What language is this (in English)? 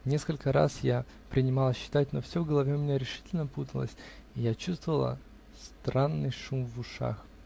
Russian